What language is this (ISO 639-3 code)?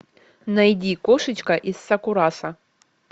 rus